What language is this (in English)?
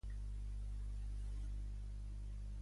Catalan